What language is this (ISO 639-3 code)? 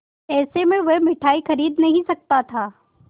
hin